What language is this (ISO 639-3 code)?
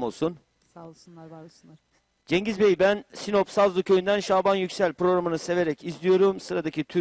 tur